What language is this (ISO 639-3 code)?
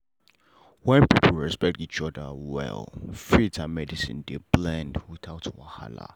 pcm